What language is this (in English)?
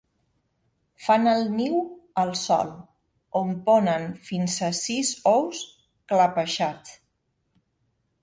Catalan